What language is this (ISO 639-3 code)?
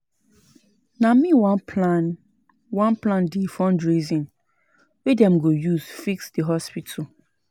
pcm